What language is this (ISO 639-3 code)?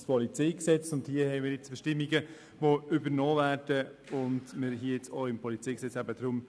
gsw